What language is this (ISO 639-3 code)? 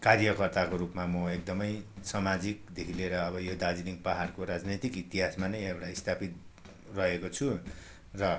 nep